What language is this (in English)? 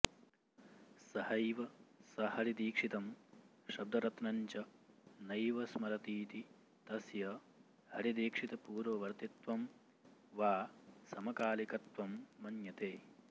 Sanskrit